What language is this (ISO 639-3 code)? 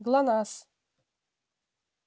rus